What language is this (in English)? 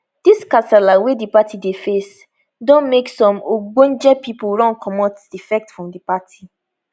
Nigerian Pidgin